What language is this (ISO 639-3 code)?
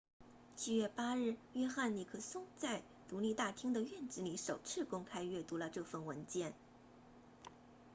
zho